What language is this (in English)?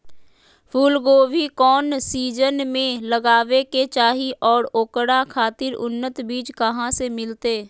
Magahi